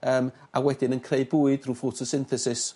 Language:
Welsh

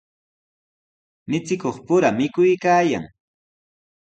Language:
Sihuas Ancash Quechua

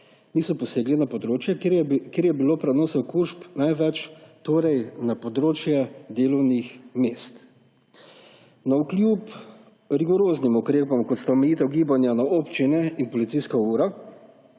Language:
Slovenian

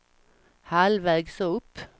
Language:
Swedish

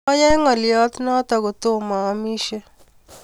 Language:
Kalenjin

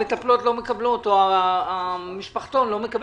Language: Hebrew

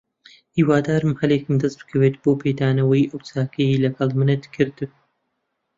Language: Central Kurdish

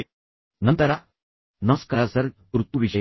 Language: Kannada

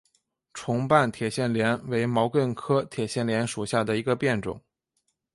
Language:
Chinese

